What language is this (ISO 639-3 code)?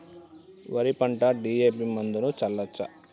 tel